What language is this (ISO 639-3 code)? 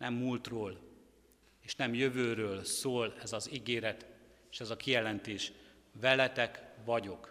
hun